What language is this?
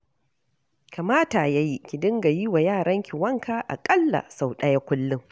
Hausa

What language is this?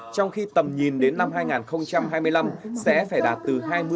Vietnamese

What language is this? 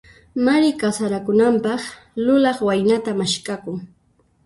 Puno Quechua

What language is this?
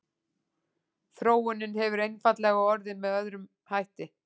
Icelandic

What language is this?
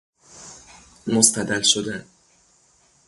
Persian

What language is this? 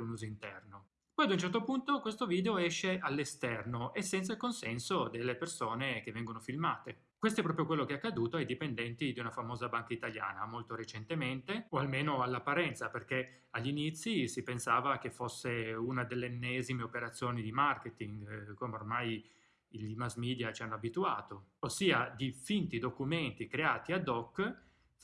Italian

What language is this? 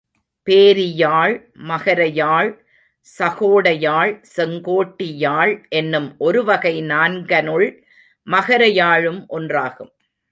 Tamil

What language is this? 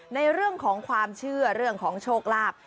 Thai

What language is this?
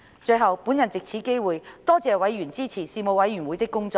Cantonese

